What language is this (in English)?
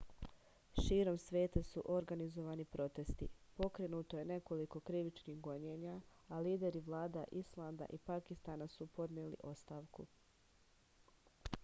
Serbian